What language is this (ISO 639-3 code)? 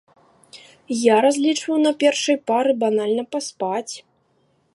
bel